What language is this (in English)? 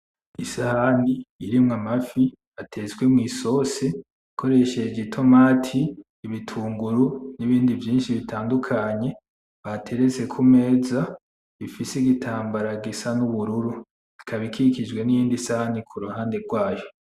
Rundi